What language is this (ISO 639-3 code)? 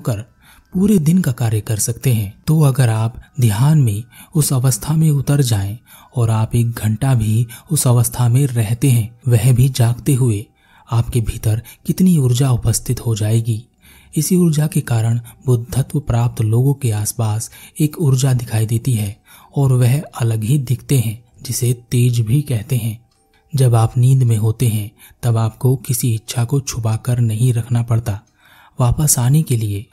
hin